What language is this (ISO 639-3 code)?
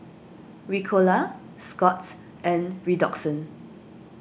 eng